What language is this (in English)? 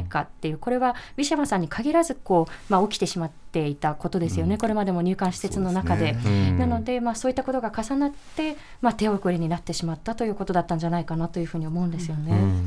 Japanese